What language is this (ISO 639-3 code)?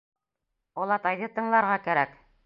bak